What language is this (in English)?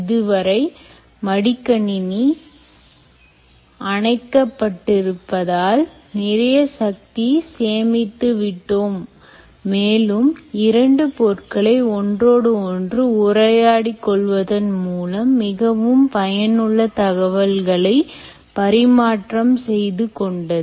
Tamil